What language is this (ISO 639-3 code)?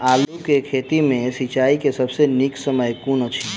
mai